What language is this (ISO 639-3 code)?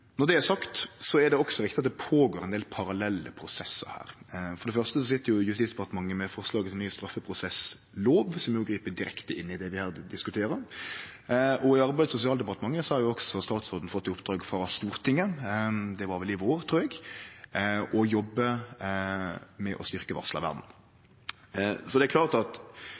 nno